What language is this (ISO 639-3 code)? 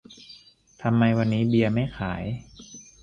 tha